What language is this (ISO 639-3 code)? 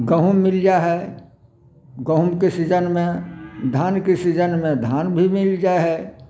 mai